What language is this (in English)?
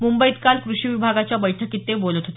Marathi